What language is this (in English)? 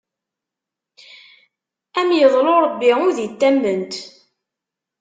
Kabyle